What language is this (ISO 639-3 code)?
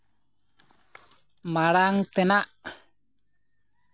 sat